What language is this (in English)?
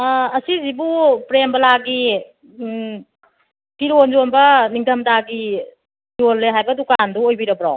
Manipuri